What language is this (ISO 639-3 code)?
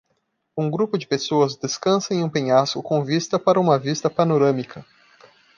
por